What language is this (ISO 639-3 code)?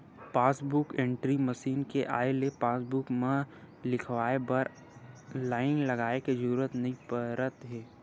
hne